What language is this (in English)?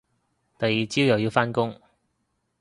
Cantonese